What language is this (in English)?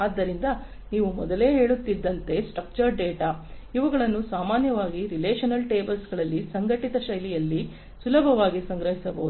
Kannada